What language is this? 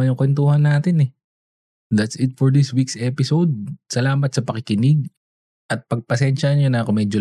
Filipino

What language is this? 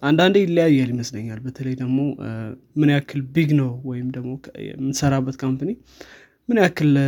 Amharic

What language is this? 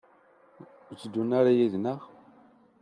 Kabyle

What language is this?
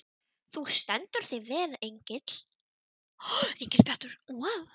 Icelandic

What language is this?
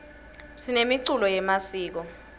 Swati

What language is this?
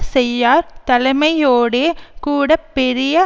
Tamil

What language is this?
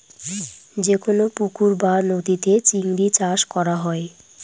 Bangla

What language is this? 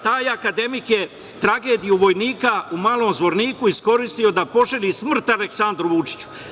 Serbian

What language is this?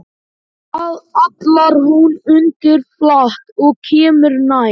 Icelandic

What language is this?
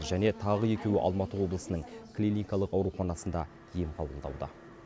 Kazakh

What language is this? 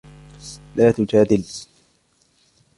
Arabic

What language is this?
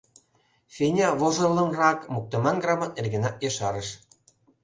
Mari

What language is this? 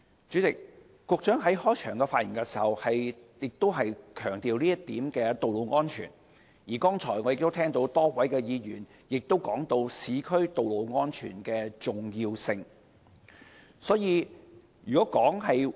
Cantonese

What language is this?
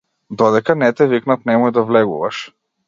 Macedonian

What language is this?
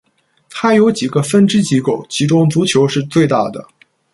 Chinese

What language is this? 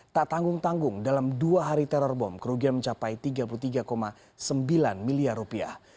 Indonesian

